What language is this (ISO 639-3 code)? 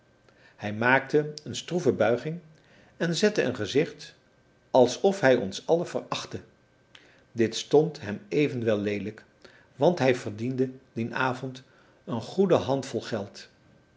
nld